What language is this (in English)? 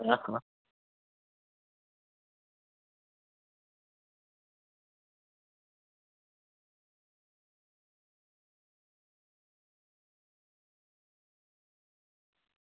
Gujarati